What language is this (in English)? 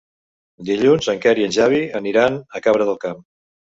Catalan